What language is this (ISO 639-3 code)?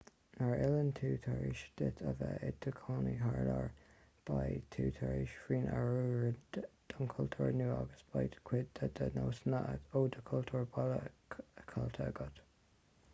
gle